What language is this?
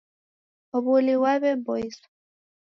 Taita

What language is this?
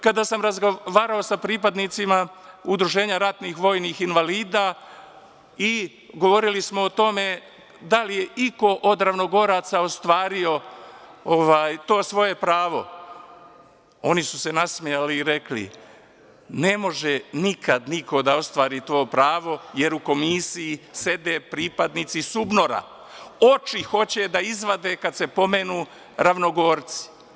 Serbian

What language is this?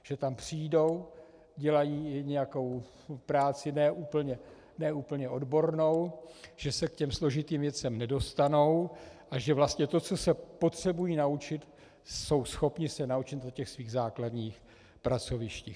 Czech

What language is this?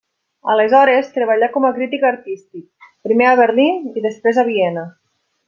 Catalan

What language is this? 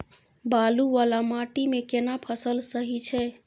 Maithili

